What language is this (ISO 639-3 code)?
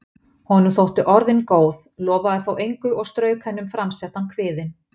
isl